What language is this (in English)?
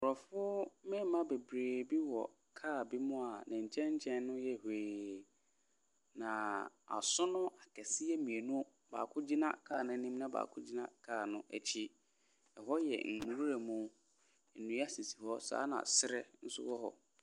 Akan